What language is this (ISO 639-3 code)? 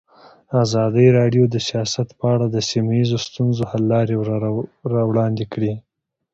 pus